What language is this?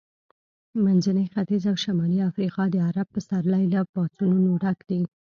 Pashto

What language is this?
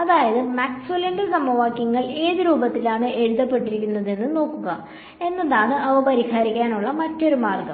Malayalam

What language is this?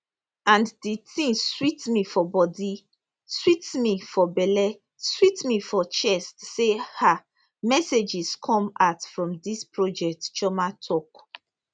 Nigerian Pidgin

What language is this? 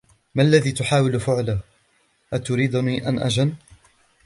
Arabic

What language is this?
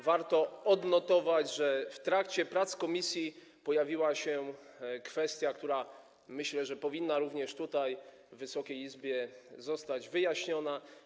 Polish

